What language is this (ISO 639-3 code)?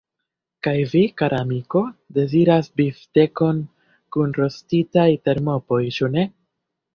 epo